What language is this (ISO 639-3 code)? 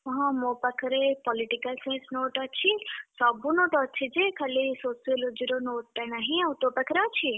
ori